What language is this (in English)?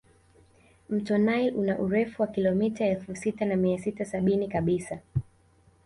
Swahili